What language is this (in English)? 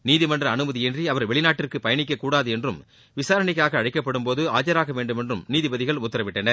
Tamil